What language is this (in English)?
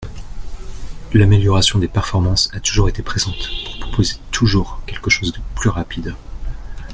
French